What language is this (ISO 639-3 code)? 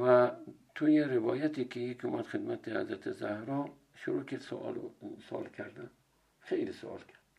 fas